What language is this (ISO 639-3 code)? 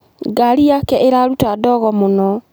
kik